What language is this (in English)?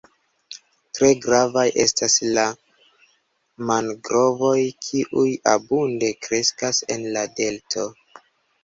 Esperanto